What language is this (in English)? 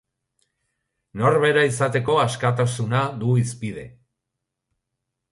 Basque